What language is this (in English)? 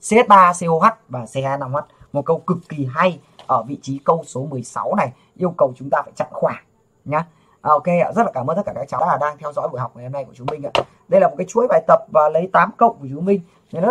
Vietnamese